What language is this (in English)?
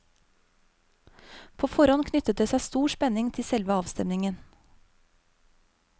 Norwegian